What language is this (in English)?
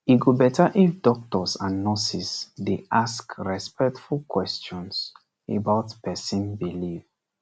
Nigerian Pidgin